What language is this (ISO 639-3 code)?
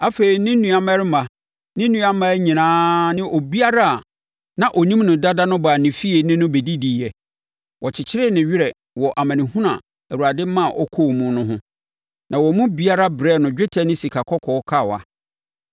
aka